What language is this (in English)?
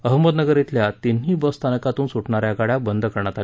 Marathi